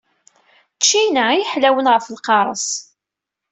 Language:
Kabyle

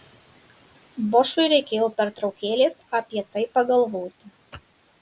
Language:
Lithuanian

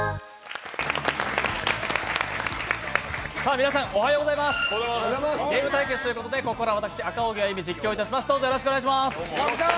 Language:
Japanese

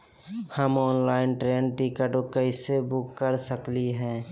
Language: Magahi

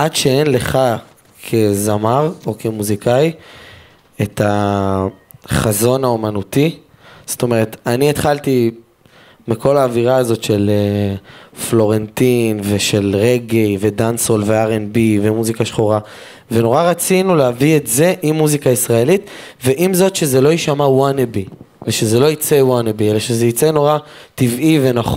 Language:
Hebrew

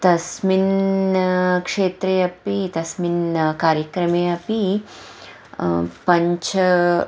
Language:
Sanskrit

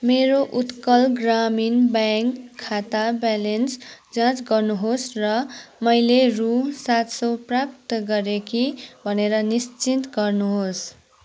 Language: Nepali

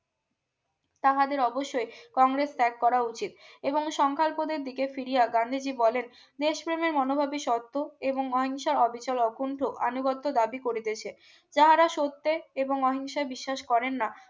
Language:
Bangla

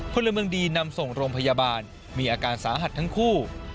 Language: Thai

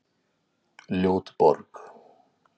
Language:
Icelandic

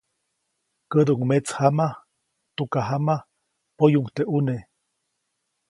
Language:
Copainalá Zoque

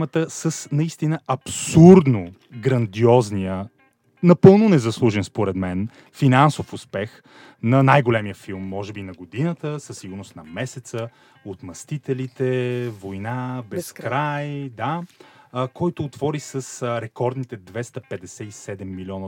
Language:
Bulgarian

